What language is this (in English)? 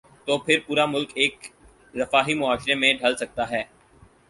Urdu